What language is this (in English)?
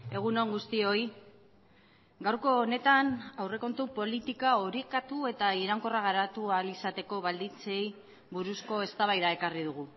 Basque